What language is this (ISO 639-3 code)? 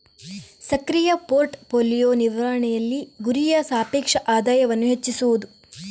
kan